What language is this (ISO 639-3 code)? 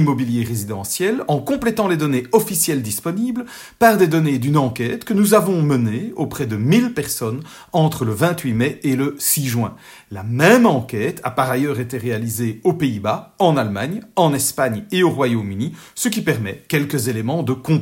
fra